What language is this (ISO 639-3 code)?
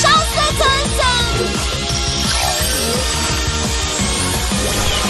tur